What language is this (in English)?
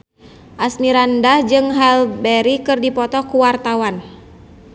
Sundanese